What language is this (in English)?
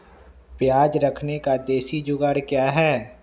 Magahi